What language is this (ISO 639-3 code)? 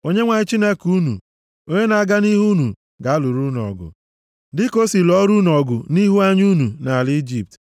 ibo